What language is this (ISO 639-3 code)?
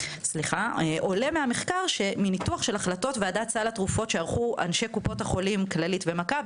heb